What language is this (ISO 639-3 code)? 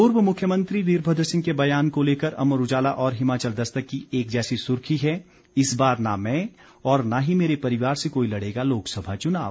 hin